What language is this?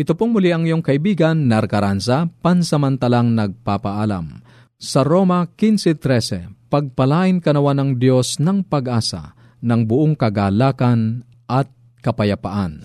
Filipino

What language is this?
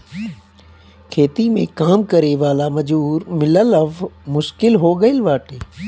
Bhojpuri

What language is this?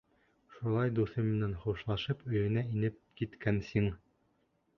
Bashkir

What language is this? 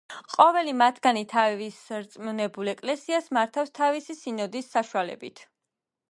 Georgian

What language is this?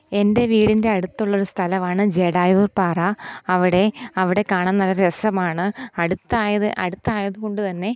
Malayalam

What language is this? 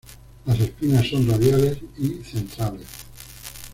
Spanish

